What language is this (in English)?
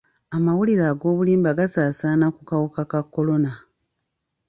Ganda